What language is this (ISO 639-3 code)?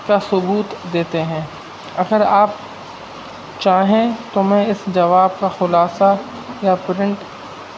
urd